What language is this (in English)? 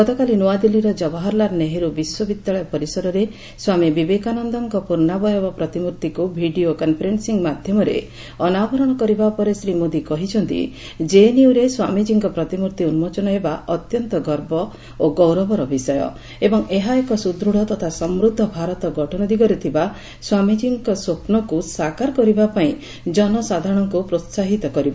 Odia